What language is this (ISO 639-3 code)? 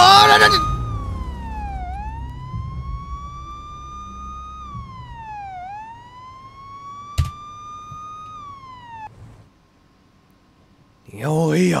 vie